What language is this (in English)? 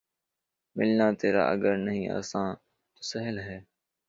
Urdu